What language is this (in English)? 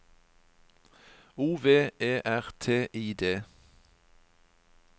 Norwegian